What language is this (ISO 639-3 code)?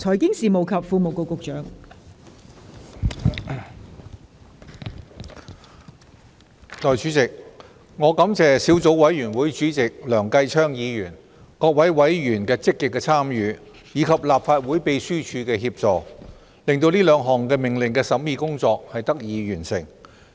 yue